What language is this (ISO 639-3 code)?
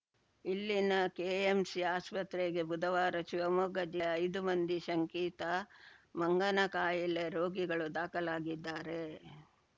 kan